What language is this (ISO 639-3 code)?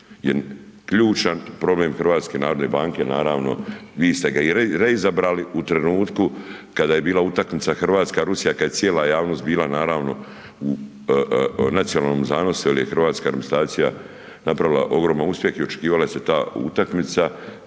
hrv